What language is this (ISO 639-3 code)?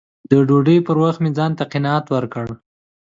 pus